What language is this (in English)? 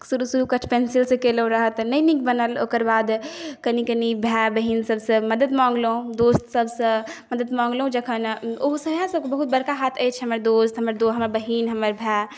Maithili